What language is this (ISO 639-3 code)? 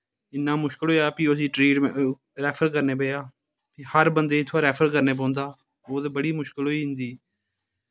doi